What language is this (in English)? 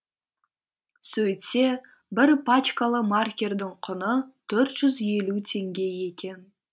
Kazakh